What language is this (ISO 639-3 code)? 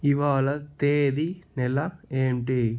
tel